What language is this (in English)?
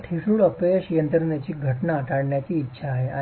Marathi